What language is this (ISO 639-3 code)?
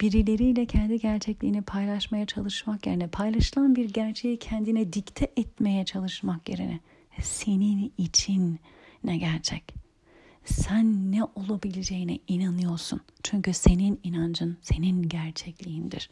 tur